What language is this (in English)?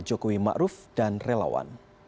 Indonesian